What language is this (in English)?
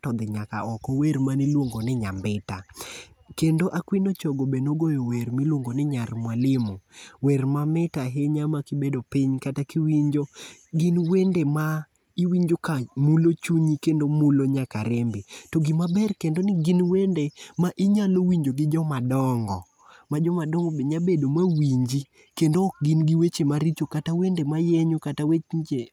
Luo (Kenya and Tanzania)